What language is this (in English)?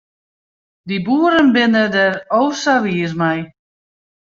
Western Frisian